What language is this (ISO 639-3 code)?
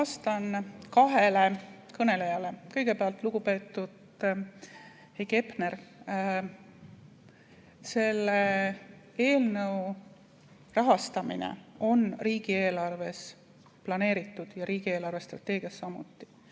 est